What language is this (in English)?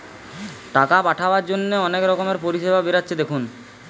Bangla